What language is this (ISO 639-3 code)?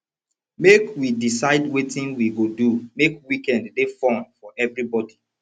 pcm